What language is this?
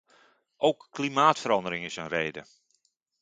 Dutch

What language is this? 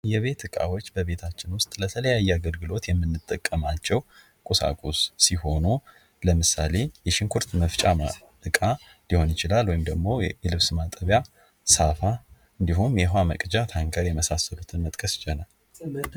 Amharic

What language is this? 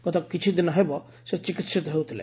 Odia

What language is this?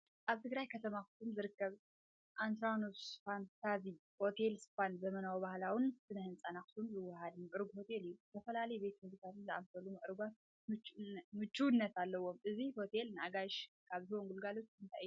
Tigrinya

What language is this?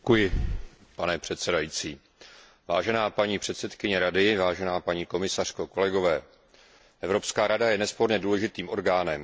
Czech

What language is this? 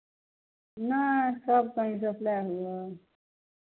Maithili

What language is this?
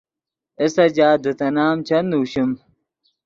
Yidgha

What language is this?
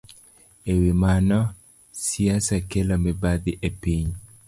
Luo (Kenya and Tanzania)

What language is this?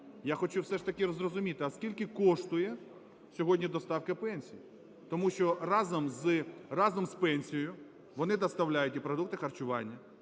Ukrainian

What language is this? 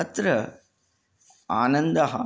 Sanskrit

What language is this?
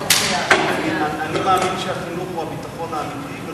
Hebrew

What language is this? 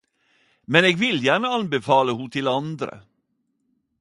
Norwegian Nynorsk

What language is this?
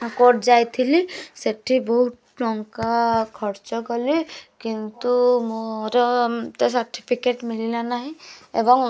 Odia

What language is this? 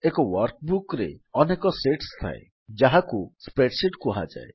Odia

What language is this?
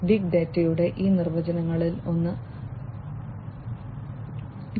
Malayalam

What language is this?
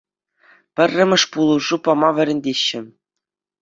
Chuvash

